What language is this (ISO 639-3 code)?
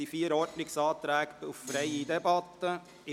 gsw